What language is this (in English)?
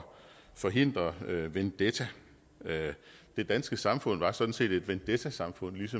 Danish